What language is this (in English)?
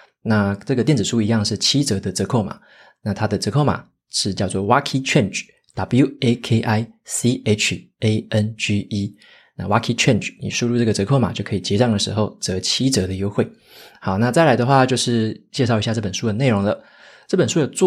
Chinese